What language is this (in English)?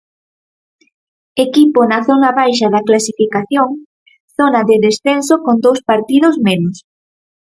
Galician